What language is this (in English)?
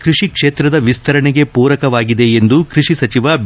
Kannada